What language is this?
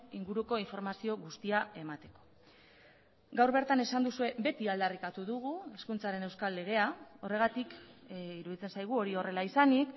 Basque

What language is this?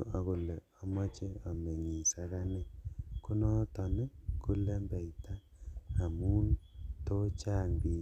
Kalenjin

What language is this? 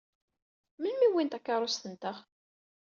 Kabyle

